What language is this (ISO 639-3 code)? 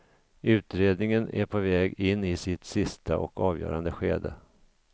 swe